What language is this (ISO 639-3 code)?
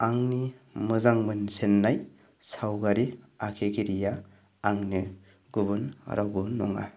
brx